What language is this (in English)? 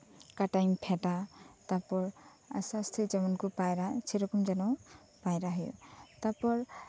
Santali